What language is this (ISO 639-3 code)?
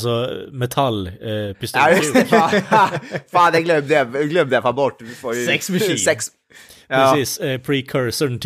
swe